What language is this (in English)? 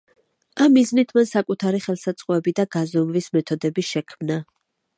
Georgian